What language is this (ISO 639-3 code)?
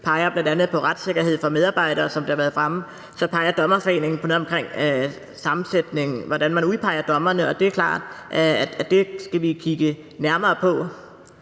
dan